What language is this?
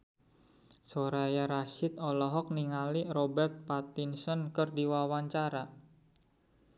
Sundanese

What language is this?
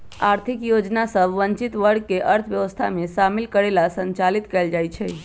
Magahi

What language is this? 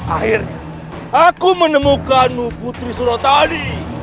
Indonesian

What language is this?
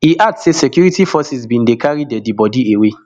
Nigerian Pidgin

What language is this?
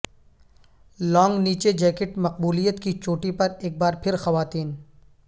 Urdu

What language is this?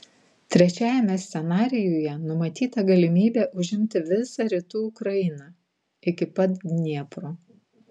Lithuanian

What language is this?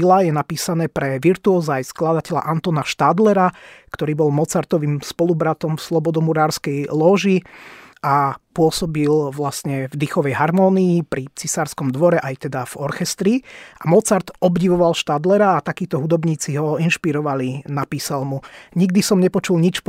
Slovak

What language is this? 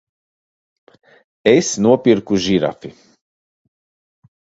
Latvian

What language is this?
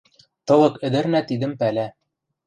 Western Mari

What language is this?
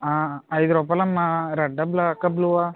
Telugu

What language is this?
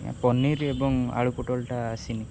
Odia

